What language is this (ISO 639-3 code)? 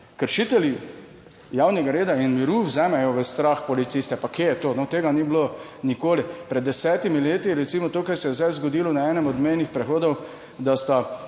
slv